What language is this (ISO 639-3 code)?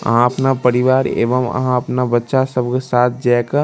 mai